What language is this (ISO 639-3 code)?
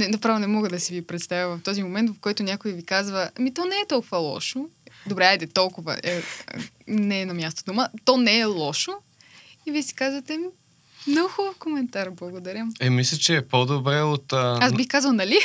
bul